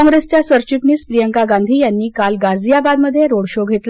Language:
Marathi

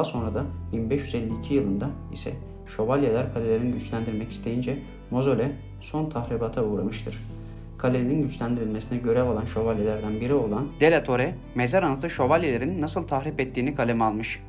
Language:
Turkish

